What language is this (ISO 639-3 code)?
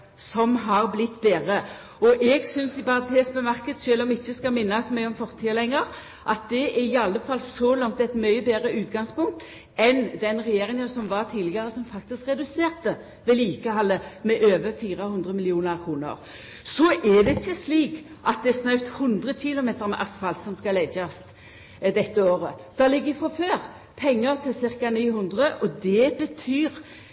nno